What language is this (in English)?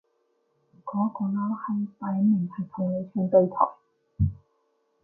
Cantonese